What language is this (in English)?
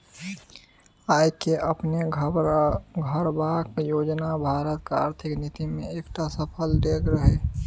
Maithili